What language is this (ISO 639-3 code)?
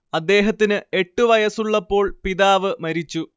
mal